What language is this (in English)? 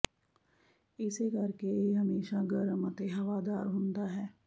Punjabi